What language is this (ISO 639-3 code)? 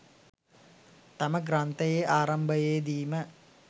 sin